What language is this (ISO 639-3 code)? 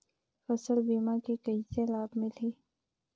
hne